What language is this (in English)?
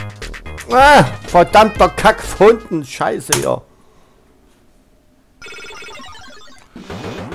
German